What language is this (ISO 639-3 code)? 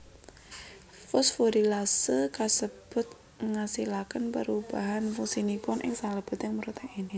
jav